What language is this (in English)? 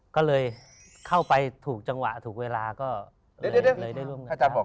Thai